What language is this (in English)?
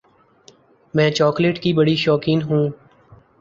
Urdu